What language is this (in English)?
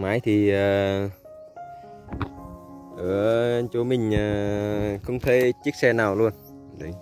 Vietnamese